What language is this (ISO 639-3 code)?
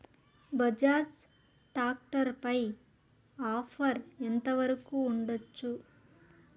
tel